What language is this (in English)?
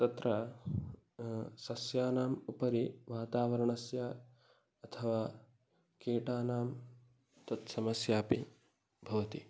Sanskrit